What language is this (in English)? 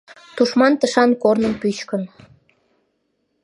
Mari